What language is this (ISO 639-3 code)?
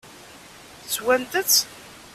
kab